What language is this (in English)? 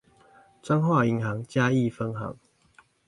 Chinese